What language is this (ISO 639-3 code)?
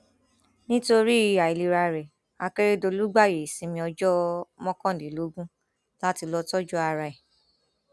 yor